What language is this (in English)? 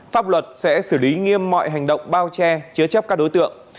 Vietnamese